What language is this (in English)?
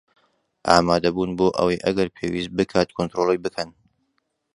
Central Kurdish